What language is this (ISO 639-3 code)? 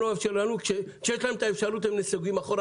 heb